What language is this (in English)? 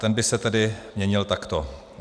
Czech